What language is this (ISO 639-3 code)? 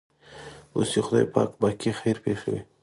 pus